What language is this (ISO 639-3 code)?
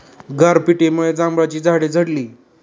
mar